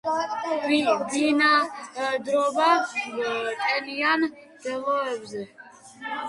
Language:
Georgian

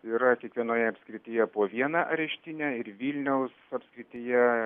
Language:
Lithuanian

